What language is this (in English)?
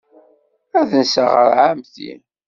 Kabyle